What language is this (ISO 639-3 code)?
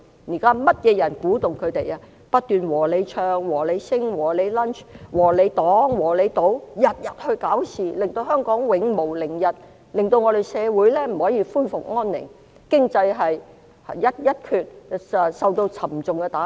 yue